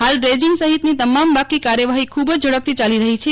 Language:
Gujarati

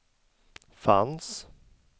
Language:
Swedish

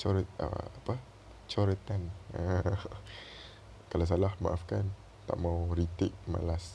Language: Malay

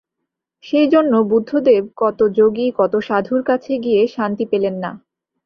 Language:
Bangla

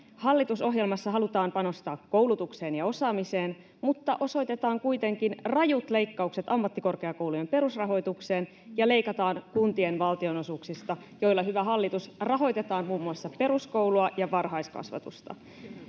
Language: Finnish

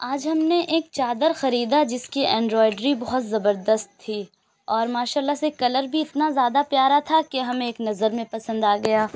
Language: Urdu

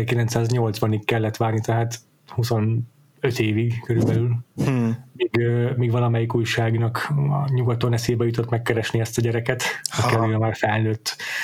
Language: Hungarian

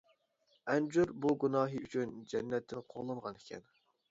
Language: Uyghur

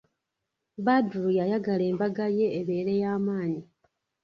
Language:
Ganda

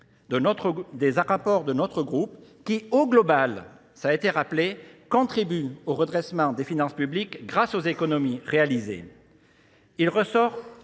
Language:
French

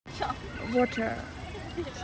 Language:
Russian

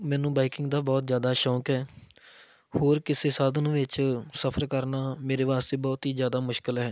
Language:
Punjabi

